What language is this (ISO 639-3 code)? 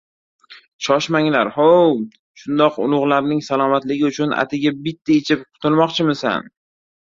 uzb